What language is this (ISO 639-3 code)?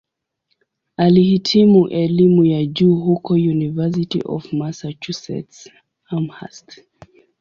swa